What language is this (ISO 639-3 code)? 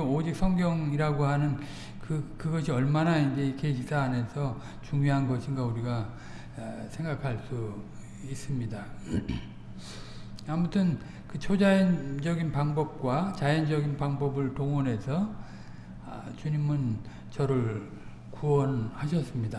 kor